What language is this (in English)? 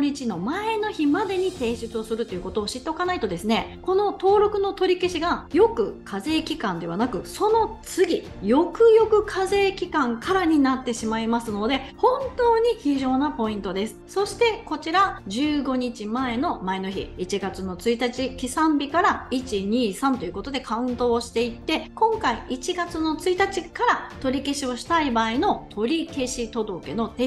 Japanese